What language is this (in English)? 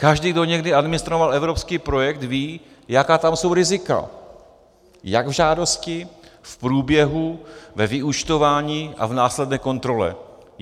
Czech